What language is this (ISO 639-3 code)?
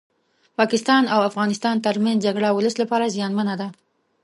pus